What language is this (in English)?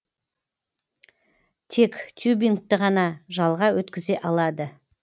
Kazakh